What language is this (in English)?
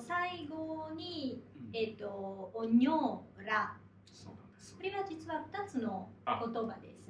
Japanese